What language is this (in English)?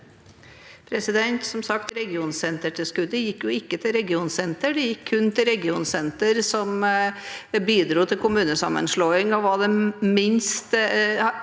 Norwegian